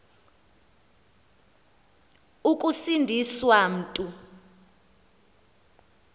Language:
Xhosa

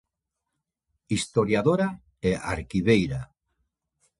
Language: Galician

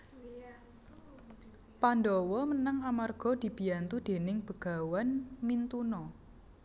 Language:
Javanese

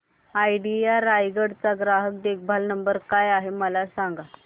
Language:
Marathi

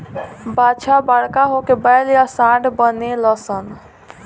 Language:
Bhojpuri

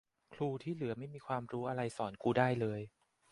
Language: Thai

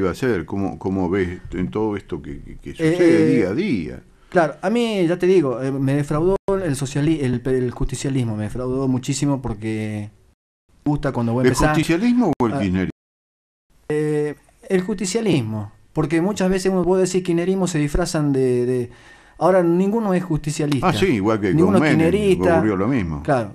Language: Spanish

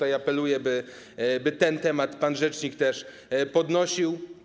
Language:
Polish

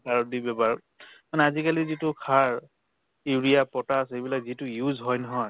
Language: Assamese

